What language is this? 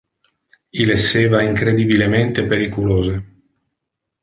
Interlingua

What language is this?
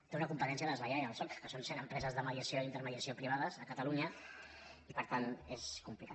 Catalan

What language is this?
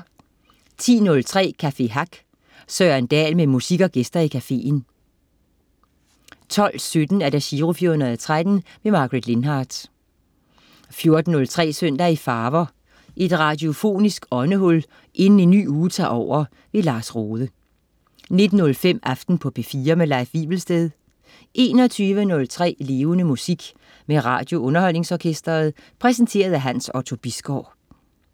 Danish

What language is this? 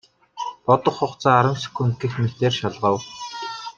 Mongolian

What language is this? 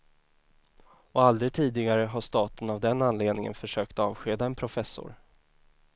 Swedish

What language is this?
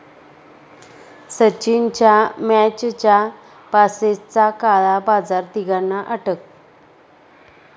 Marathi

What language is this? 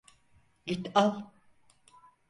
Turkish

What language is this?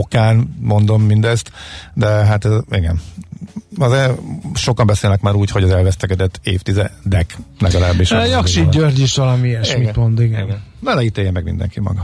Hungarian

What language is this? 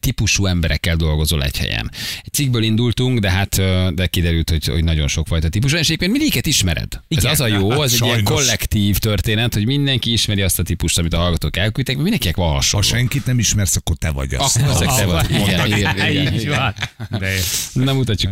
Hungarian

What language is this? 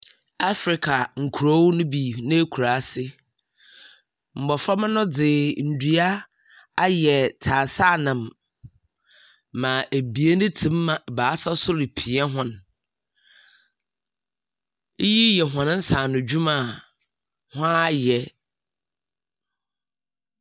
Akan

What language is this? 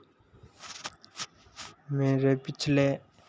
Hindi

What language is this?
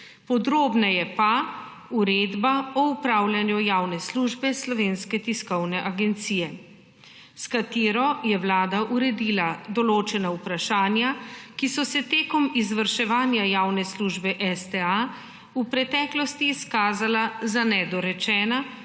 Slovenian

